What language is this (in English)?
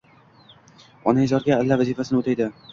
Uzbek